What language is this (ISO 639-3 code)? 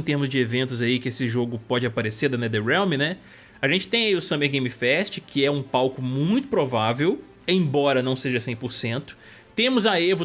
por